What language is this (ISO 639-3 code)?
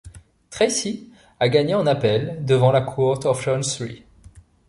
fra